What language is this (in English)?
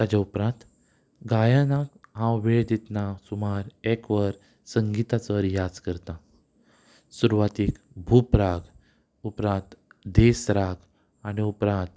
Konkani